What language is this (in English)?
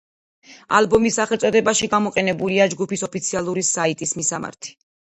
Georgian